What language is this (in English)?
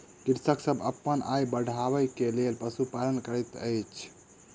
Maithili